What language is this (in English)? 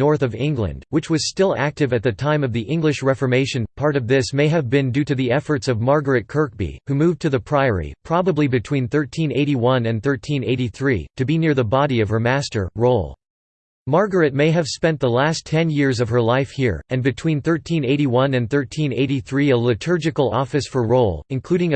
English